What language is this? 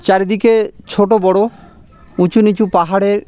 Bangla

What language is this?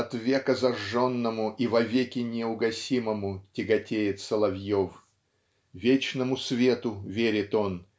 Russian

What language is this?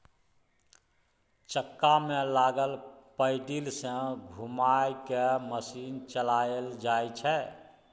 Maithili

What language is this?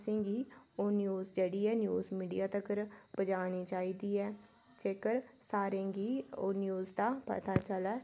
Dogri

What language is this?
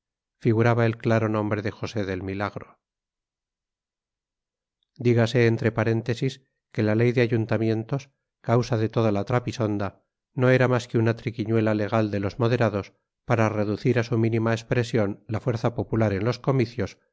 Spanish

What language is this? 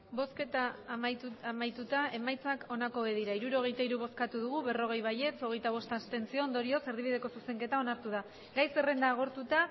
Basque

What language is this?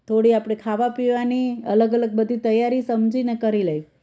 Gujarati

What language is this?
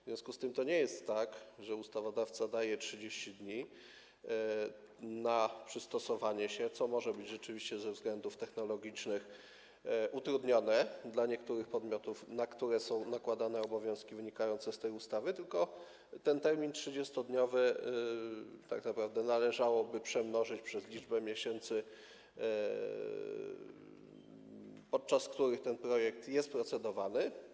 Polish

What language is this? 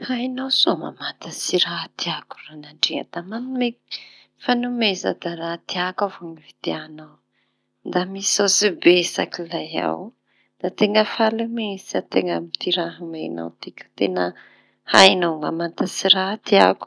Tanosy Malagasy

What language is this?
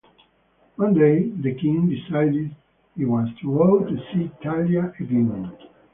English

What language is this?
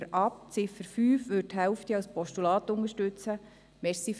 Swiss German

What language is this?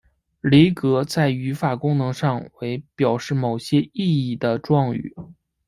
Chinese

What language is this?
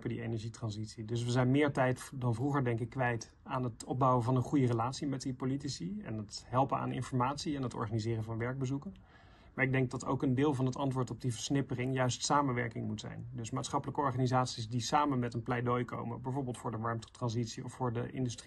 Dutch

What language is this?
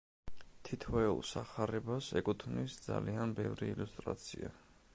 Georgian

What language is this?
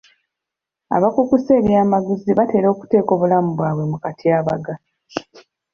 Ganda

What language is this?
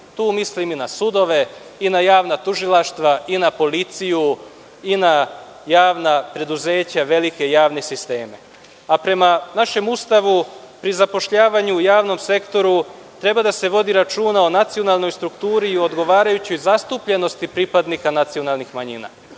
Serbian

